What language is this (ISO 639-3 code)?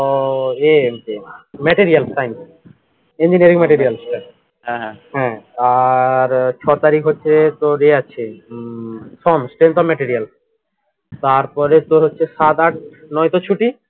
ben